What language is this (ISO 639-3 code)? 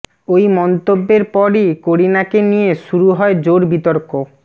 ben